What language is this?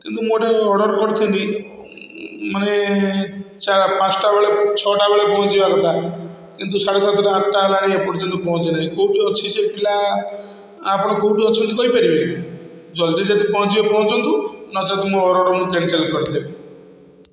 Odia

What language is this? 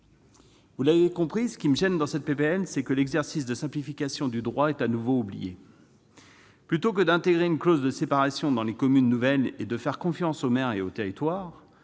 French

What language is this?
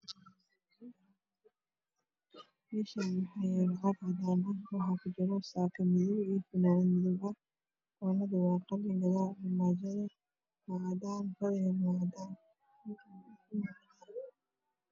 Somali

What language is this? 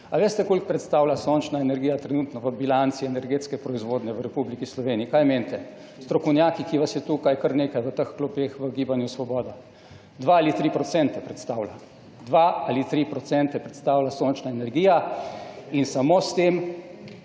Slovenian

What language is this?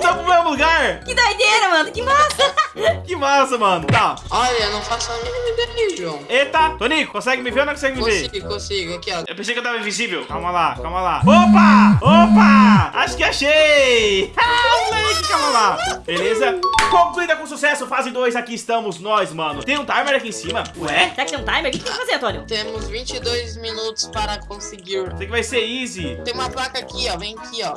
Portuguese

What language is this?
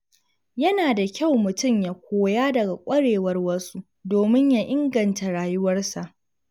Hausa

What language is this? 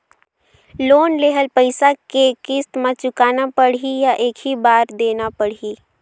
Chhattisgarhi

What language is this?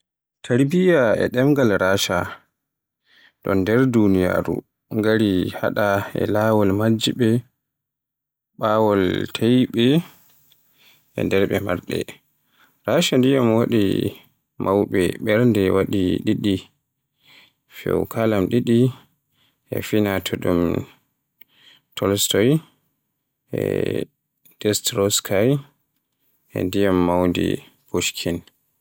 Borgu Fulfulde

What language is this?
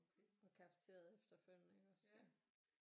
Danish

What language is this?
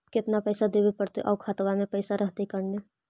Magahi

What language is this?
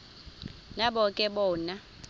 Xhosa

